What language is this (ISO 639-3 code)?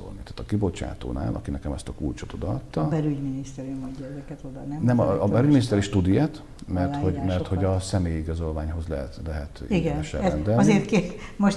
hun